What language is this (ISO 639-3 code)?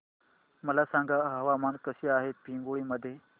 mar